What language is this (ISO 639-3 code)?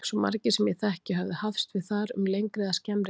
isl